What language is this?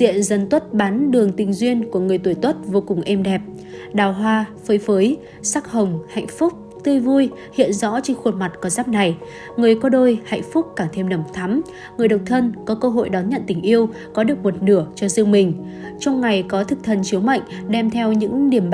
Vietnamese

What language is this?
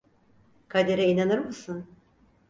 Turkish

